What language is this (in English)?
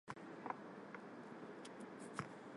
Armenian